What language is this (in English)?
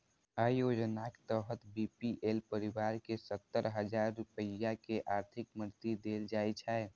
Maithili